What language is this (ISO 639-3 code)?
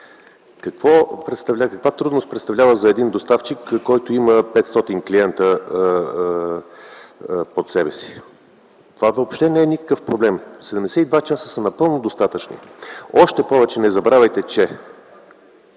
bul